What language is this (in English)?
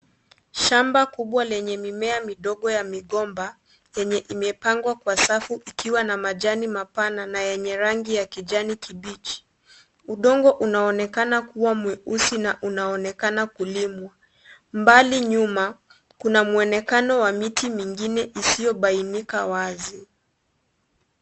Swahili